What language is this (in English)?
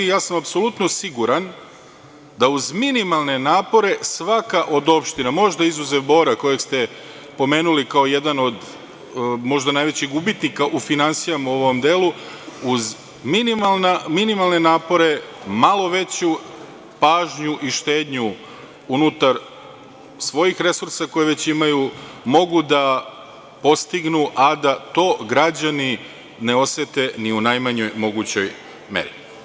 Serbian